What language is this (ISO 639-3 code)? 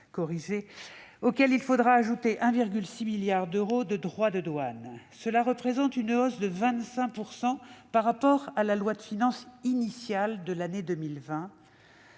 fra